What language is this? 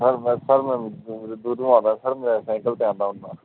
Punjabi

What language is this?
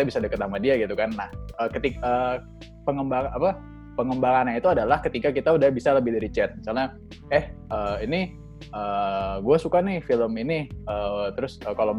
Indonesian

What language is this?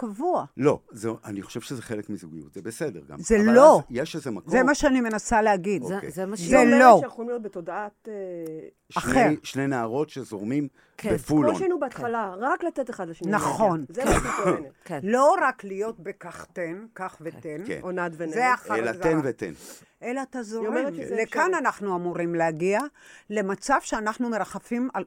Hebrew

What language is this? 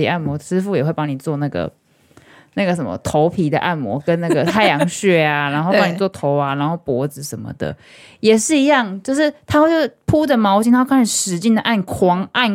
Chinese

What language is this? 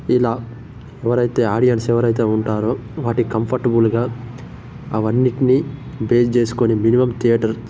Telugu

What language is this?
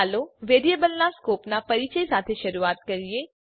Gujarati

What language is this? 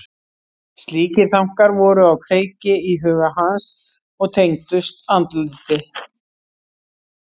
Icelandic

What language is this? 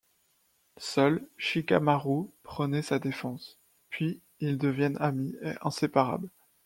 French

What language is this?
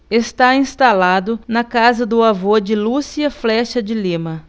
Portuguese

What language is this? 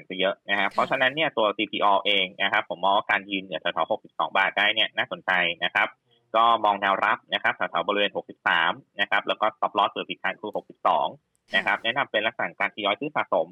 Thai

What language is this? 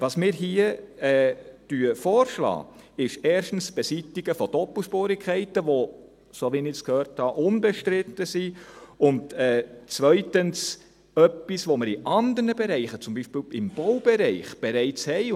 Swiss German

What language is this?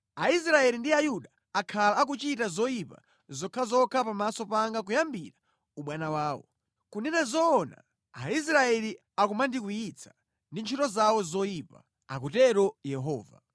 Nyanja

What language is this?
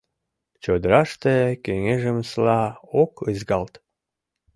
Mari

